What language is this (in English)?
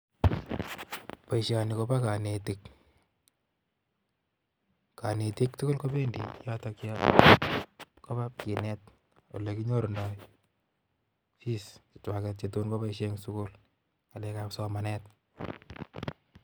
Kalenjin